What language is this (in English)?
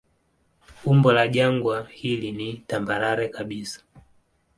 Swahili